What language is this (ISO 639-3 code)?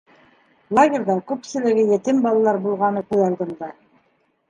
bak